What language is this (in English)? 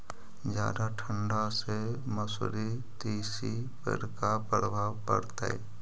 Magahi